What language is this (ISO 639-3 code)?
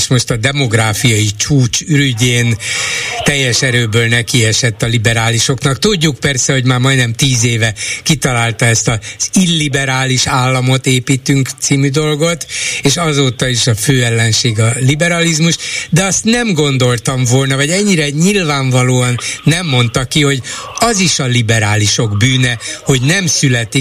hun